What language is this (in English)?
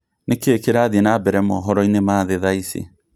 Kikuyu